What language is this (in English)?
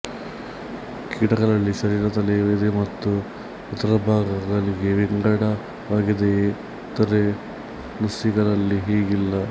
Kannada